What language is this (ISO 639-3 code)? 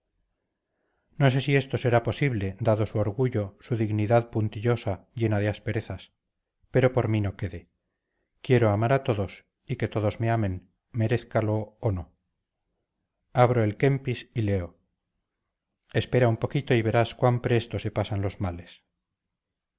spa